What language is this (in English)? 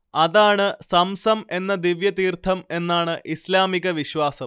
Malayalam